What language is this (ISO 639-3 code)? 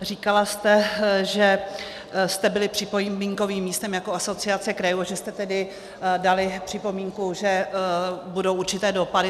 ces